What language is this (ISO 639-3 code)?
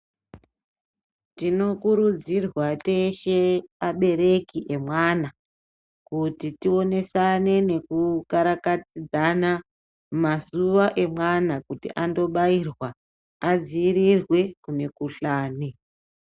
ndc